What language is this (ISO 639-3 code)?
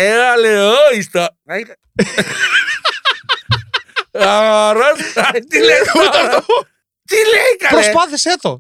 ell